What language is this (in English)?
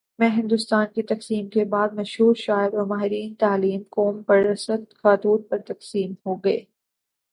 Urdu